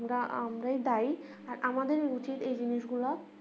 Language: Bangla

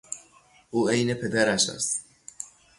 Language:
Persian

